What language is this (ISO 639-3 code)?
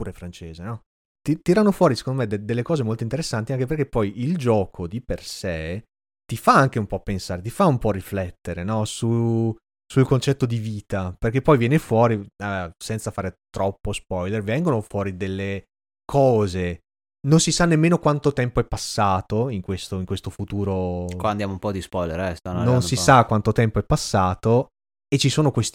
ita